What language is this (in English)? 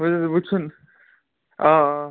Kashmiri